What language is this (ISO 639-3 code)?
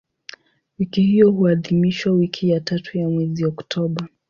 swa